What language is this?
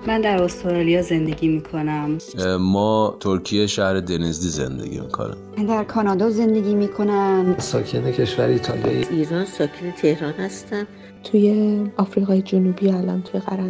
Persian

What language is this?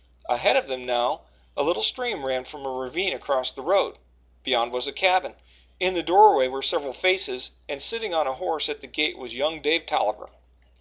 English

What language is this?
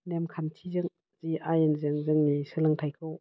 Bodo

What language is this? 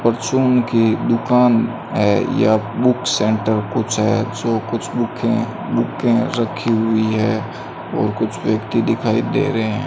Hindi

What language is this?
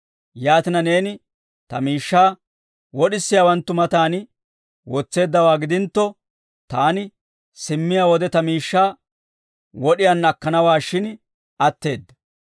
Dawro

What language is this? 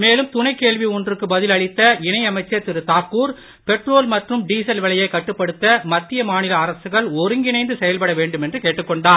Tamil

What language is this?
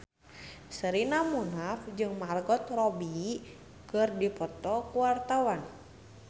Sundanese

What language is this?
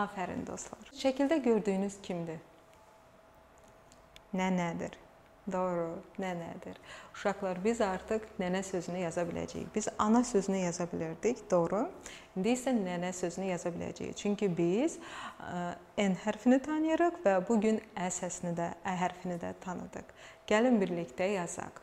Turkish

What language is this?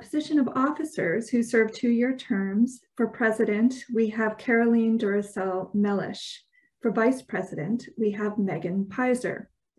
English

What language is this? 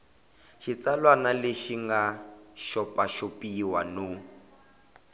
Tsonga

